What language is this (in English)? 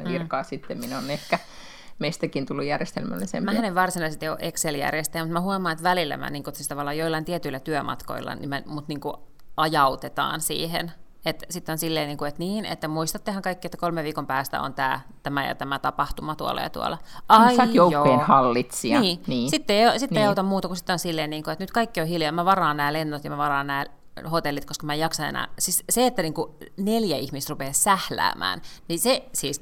Finnish